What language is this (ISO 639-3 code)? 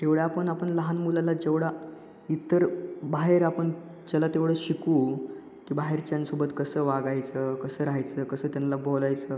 mar